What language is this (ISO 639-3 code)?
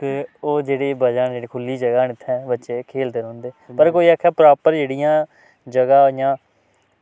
doi